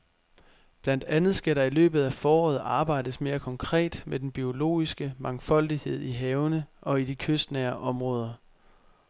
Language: Danish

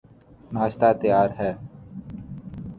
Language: Urdu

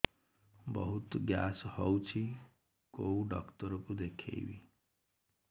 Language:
Odia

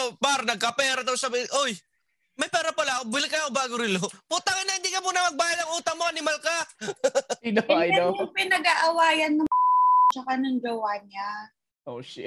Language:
Filipino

